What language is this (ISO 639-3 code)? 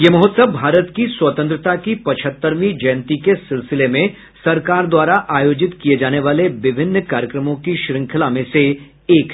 hin